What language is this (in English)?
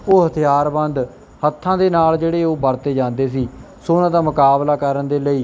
Punjabi